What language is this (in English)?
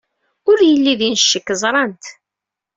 Kabyle